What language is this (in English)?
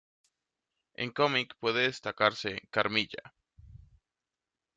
Spanish